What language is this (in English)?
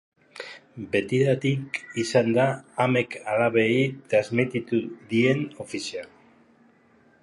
Basque